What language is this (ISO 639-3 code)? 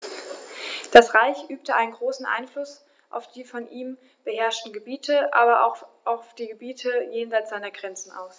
deu